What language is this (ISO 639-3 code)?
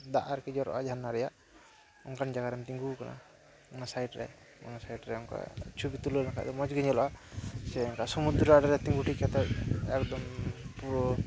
sat